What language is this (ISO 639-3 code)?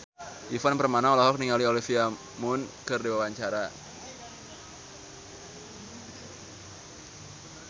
sun